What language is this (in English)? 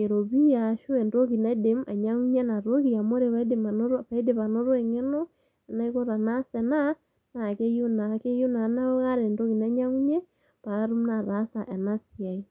Masai